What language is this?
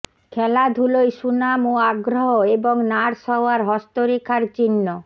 Bangla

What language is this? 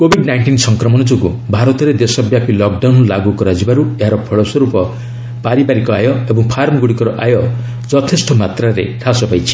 Odia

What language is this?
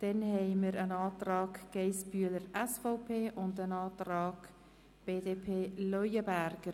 Swiss German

